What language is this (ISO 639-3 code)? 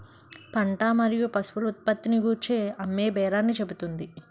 tel